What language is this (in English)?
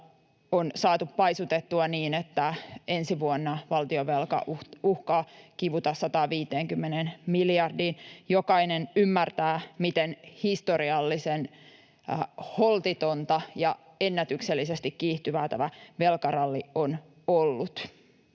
Finnish